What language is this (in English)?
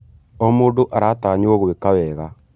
Kikuyu